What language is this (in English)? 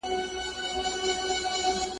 Pashto